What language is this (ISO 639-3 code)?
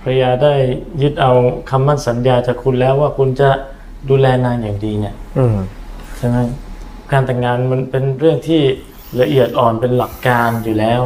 tha